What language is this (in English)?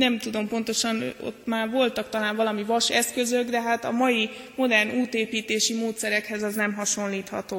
Hungarian